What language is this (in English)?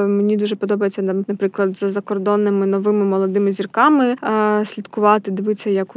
Ukrainian